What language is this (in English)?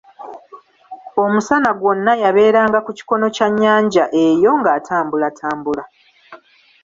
Ganda